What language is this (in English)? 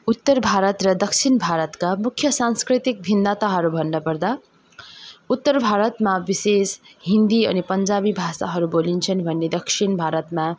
Nepali